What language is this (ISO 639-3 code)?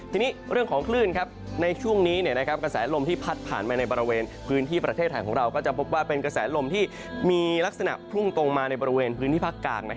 tha